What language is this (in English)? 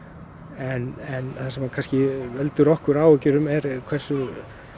Icelandic